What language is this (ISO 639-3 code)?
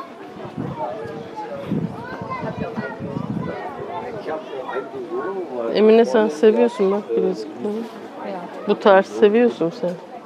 tur